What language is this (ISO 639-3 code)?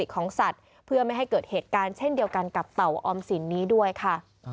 tha